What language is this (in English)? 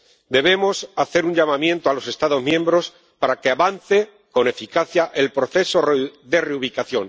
Spanish